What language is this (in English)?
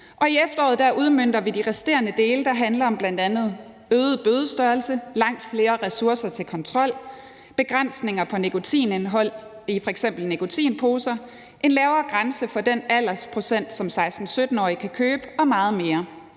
Danish